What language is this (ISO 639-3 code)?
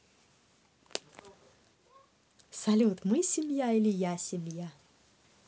rus